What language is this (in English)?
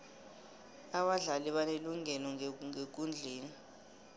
South Ndebele